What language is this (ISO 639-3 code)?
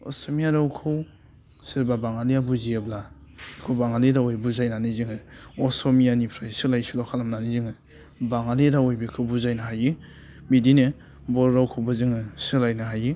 brx